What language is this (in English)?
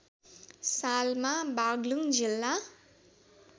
Nepali